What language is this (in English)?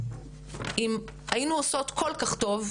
Hebrew